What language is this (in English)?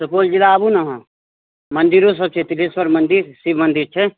Maithili